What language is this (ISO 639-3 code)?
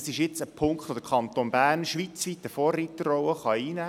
gsw